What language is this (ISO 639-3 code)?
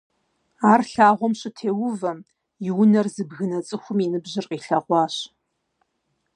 kbd